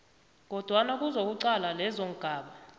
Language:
South Ndebele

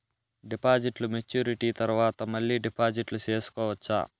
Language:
Telugu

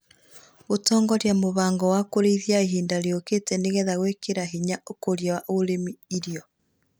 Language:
Kikuyu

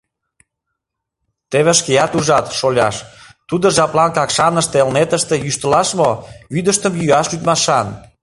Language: Mari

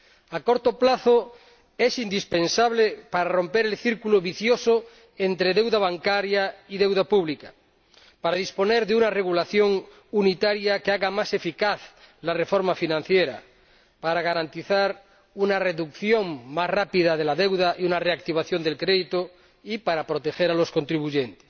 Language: Spanish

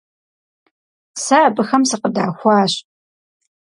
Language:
Kabardian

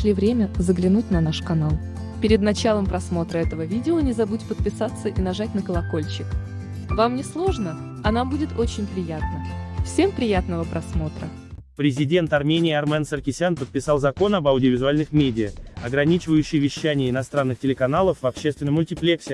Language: Russian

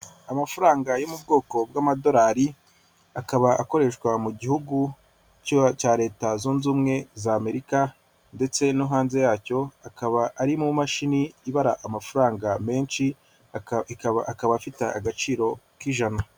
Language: Kinyarwanda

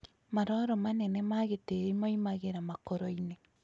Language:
Kikuyu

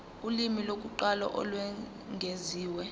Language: Zulu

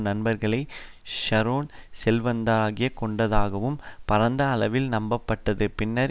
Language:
Tamil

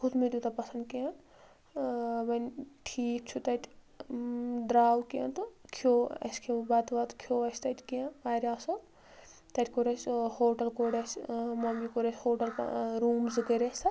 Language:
Kashmiri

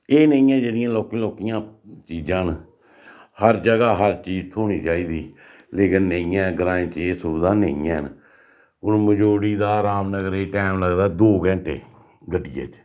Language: Dogri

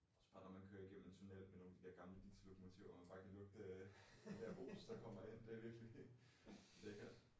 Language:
Danish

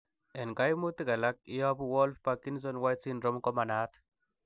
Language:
Kalenjin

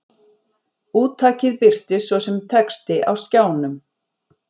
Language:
Icelandic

